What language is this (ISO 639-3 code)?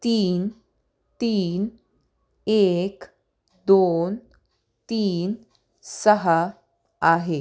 mar